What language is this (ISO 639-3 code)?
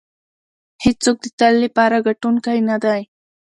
pus